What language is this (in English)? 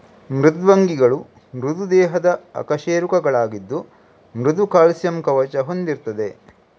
Kannada